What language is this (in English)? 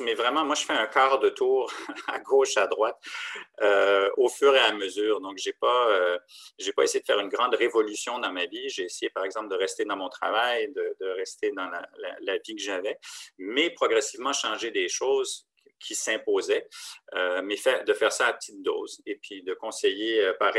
French